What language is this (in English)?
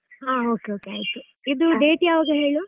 Kannada